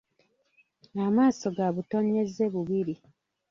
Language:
Ganda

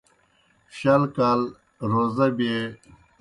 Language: Kohistani Shina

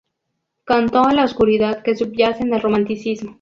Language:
Spanish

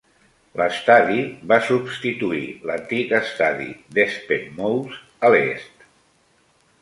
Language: Catalan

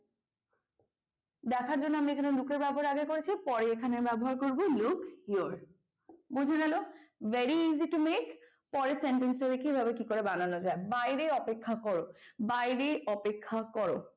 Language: Bangla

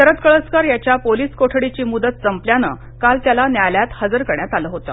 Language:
Marathi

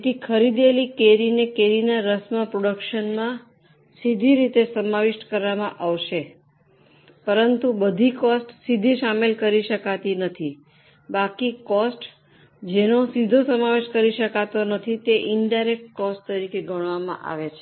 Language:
Gujarati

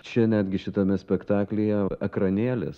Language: Lithuanian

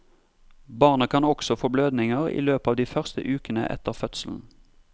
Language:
Norwegian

